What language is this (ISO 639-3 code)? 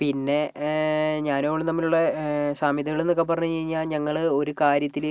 mal